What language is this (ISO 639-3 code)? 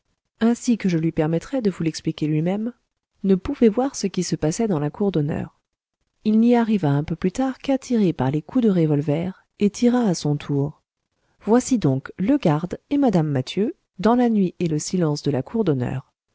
fra